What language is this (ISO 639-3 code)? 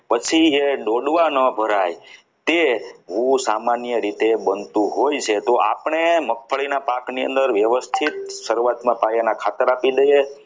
guj